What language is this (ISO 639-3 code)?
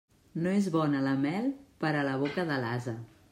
cat